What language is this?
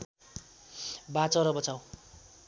Nepali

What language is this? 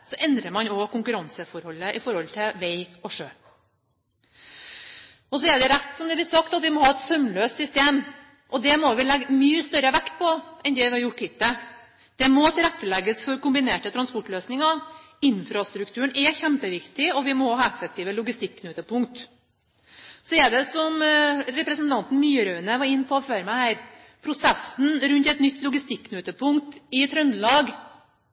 Norwegian Bokmål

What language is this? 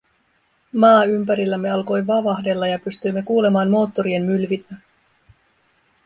Finnish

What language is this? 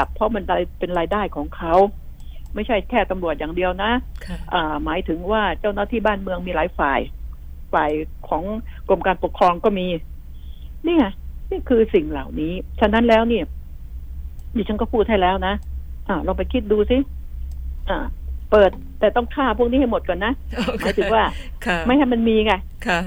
Thai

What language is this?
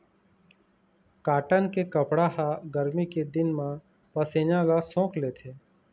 Chhattisgarhi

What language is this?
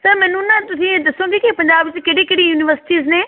Punjabi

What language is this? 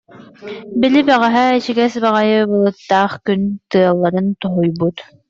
Yakut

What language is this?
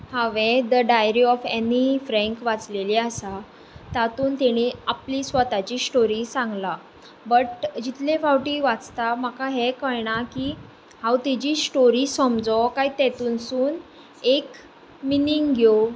Konkani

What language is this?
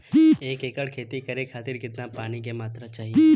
Bhojpuri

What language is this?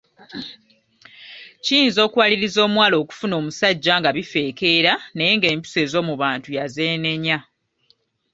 Ganda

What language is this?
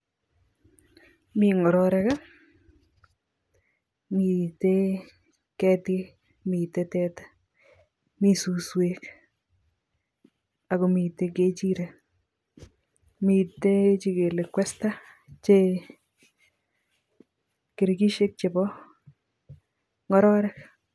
Kalenjin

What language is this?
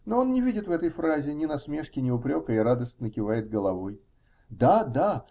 Russian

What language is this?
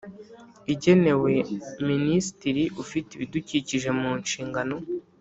Kinyarwanda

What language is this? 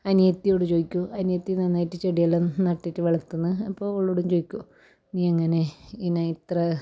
Malayalam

